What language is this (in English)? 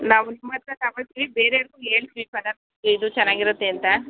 Kannada